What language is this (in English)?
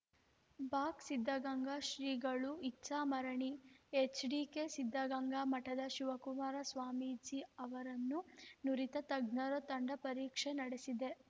Kannada